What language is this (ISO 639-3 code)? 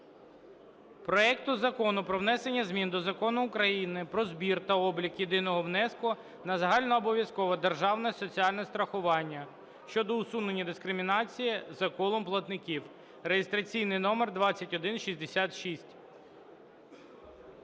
ukr